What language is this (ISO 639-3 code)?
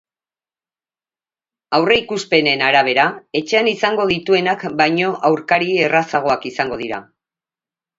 eus